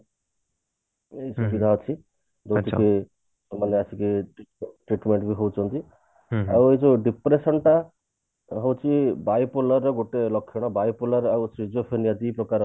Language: Odia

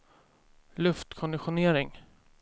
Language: Swedish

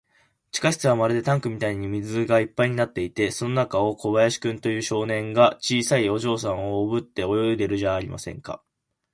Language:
Japanese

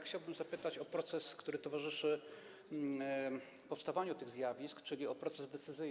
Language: Polish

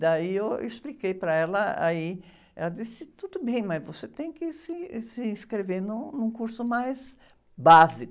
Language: Portuguese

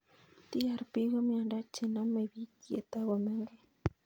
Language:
Kalenjin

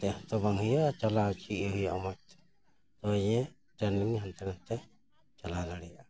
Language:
Santali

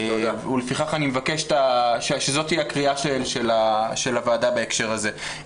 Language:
Hebrew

